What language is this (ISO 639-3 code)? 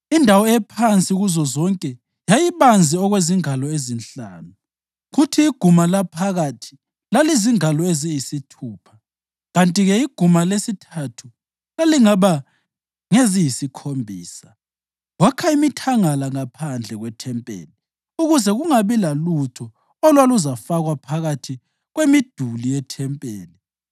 nde